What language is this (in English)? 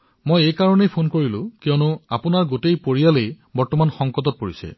Assamese